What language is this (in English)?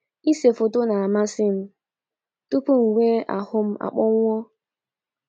Igbo